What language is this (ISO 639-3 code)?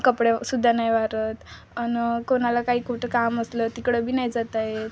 mar